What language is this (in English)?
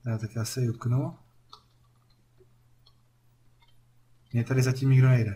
Czech